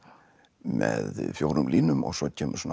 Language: Icelandic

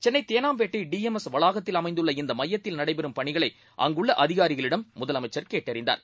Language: Tamil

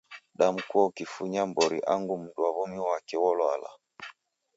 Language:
Taita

